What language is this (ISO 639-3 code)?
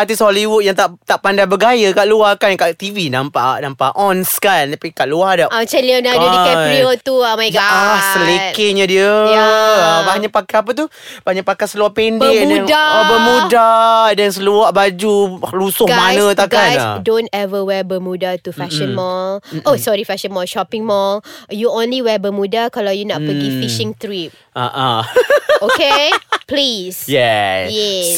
msa